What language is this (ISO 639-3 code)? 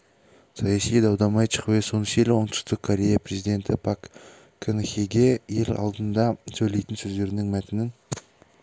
kaz